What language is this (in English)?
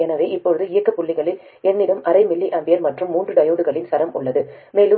Tamil